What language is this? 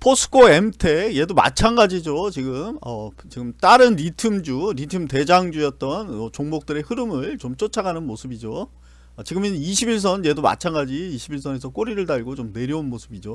Korean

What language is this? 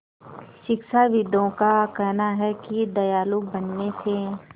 Hindi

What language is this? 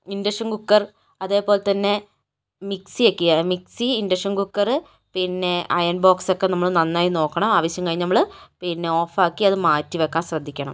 Malayalam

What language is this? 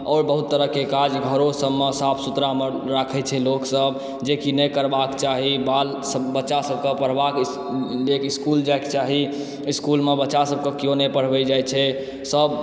Maithili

